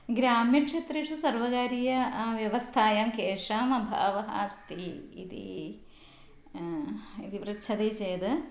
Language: Sanskrit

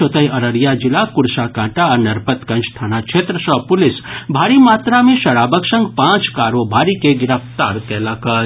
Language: Maithili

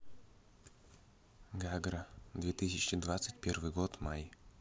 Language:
Russian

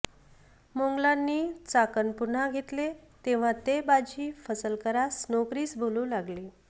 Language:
Marathi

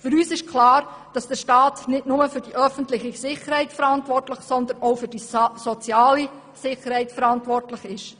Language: Swiss German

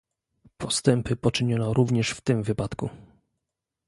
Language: Polish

